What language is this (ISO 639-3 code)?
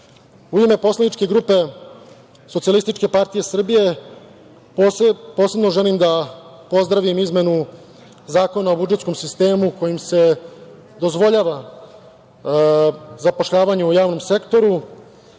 srp